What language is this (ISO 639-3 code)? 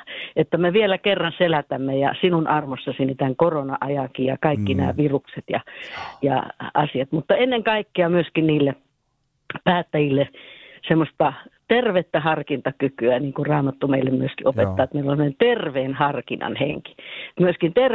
fin